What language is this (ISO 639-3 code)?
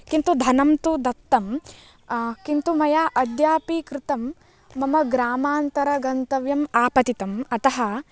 san